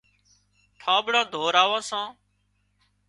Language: Wadiyara Koli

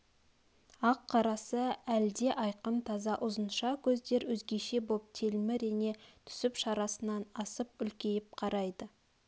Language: Kazakh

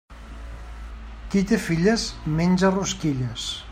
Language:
Catalan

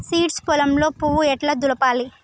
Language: Telugu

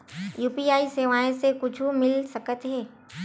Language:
Chhattisgarhi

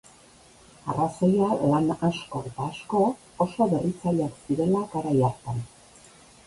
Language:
Basque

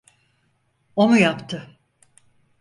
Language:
Turkish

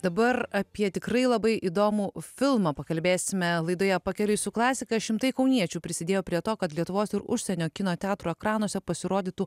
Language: Lithuanian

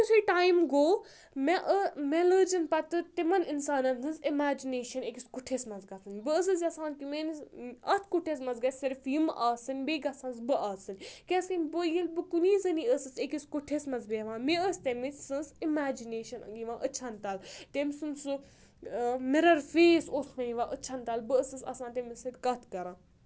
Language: Kashmiri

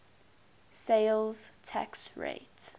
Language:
English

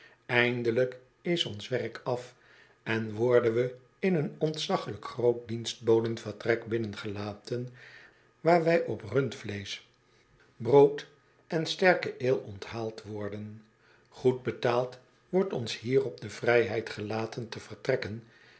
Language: Dutch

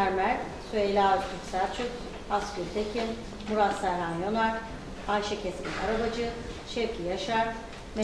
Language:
Turkish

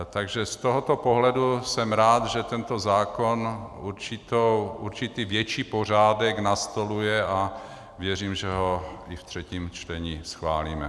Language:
Czech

